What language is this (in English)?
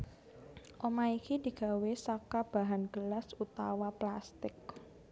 Javanese